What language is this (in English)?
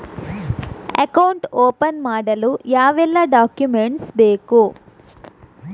Kannada